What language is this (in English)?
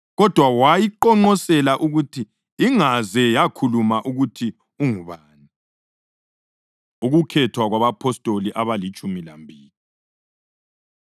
North Ndebele